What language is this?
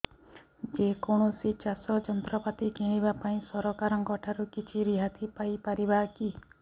Odia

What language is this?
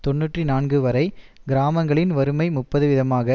Tamil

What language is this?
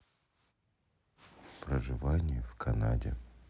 Russian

